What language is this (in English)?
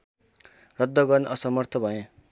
Nepali